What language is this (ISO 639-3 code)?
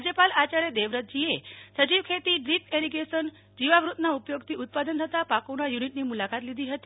guj